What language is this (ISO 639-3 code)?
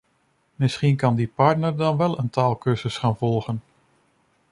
nld